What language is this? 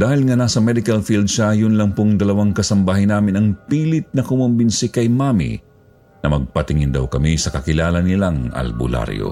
Filipino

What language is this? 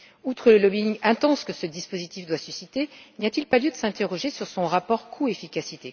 French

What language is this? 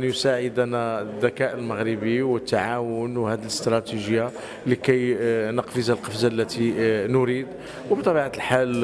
Arabic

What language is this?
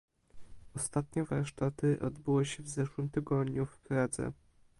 Polish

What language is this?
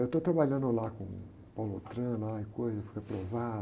Portuguese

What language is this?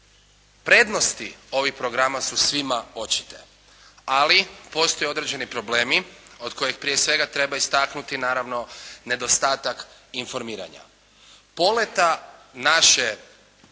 Croatian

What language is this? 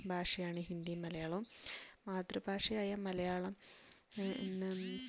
Malayalam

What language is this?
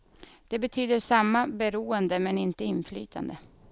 Swedish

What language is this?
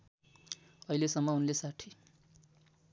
Nepali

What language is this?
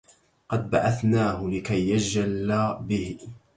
Arabic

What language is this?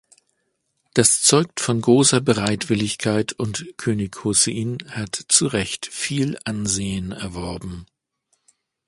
German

